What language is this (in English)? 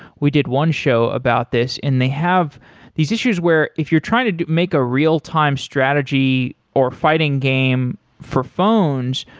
English